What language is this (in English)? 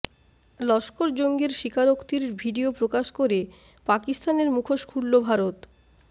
Bangla